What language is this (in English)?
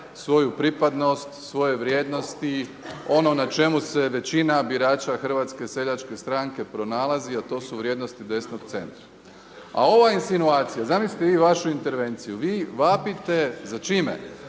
Croatian